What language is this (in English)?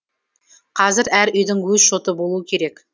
Kazakh